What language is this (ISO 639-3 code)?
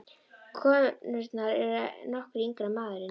isl